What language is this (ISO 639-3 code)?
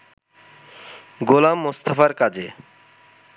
ben